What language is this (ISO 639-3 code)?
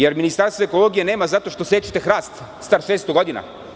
srp